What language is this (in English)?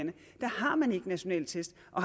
Danish